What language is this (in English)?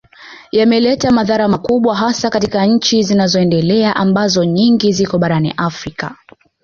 Swahili